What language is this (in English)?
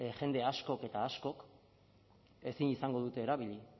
Basque